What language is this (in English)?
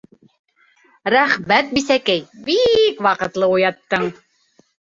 Bashkir